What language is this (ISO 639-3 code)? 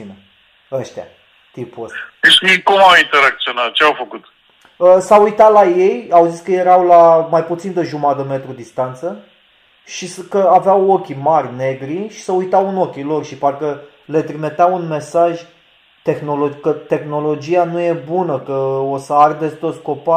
ron